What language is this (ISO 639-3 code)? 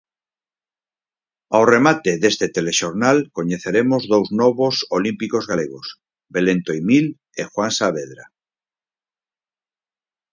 glg